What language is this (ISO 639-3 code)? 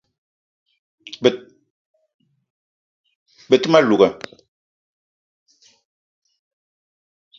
eto